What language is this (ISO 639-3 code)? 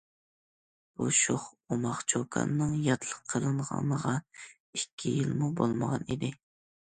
uig